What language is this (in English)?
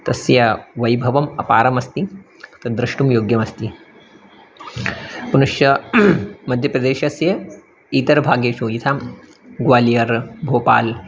Sanskrit